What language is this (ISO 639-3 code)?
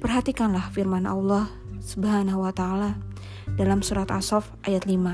ind